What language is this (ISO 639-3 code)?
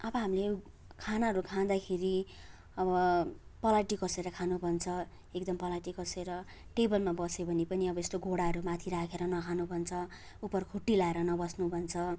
nep